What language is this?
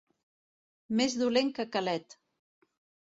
Catalan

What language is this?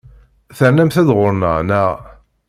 Kabyle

